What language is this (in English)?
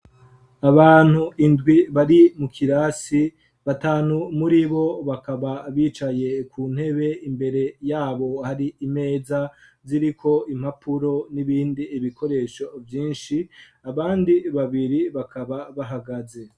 Rundi